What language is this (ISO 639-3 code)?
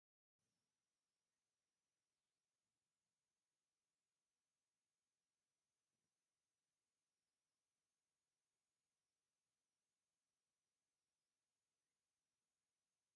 tir